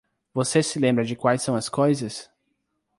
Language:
Portuguese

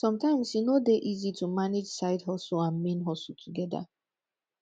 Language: Nigerian Pidgin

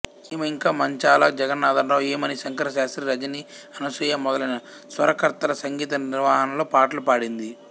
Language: Telugu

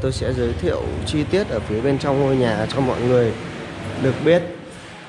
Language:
Vietnamese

